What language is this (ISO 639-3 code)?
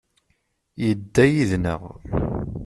kab